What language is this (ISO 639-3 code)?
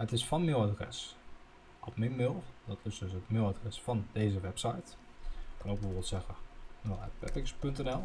nld